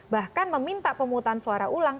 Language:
Indonesian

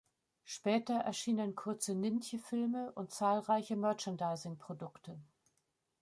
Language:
German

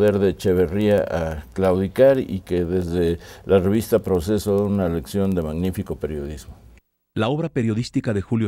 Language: Spanish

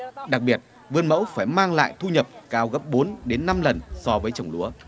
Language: Vietnamese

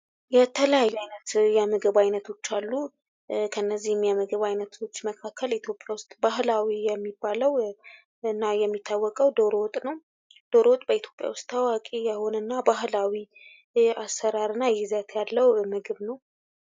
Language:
Amharic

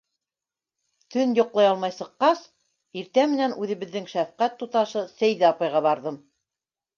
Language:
Bashkir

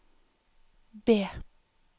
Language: Norwegian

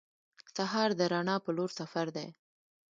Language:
Pashto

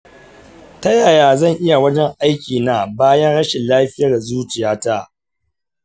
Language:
Hausa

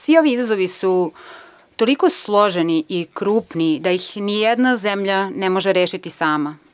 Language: Serbian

